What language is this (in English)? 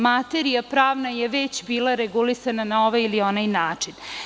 Serbian